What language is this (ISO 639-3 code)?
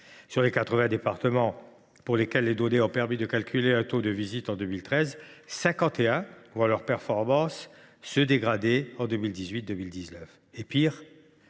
fra